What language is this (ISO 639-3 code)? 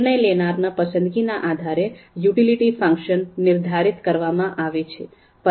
guj